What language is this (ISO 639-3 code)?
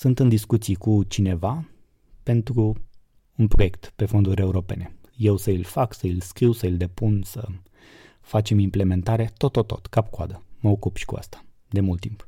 ron